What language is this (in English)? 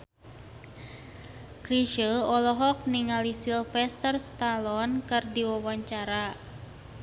Sundanese